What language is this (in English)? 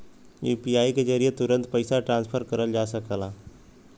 Bhojpuri